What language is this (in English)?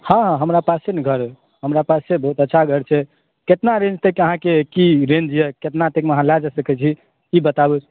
Maithili